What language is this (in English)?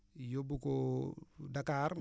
Wolof